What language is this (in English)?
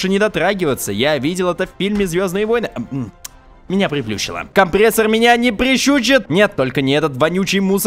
Russian